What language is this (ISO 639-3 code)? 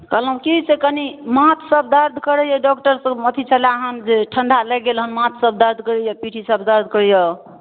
mai